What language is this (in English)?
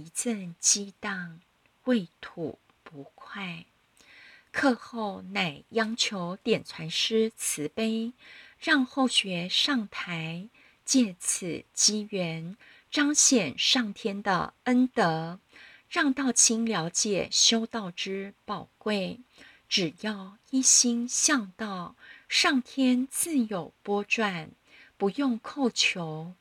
Chinese